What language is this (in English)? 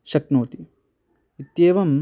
Sanskrit